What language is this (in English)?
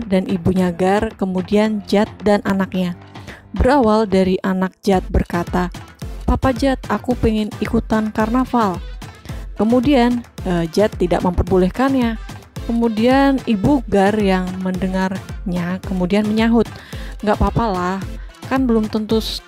Indonesian